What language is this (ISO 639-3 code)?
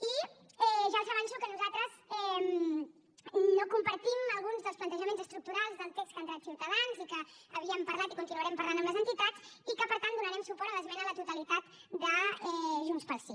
cat